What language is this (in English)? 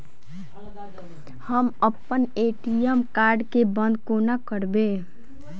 Maithili